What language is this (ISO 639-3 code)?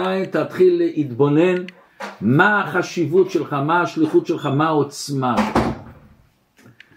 heb